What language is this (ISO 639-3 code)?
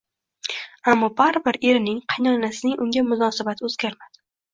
uzb